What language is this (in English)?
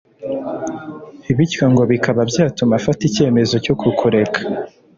Kinyarwanda